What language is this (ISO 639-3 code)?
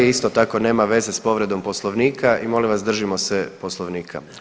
hrv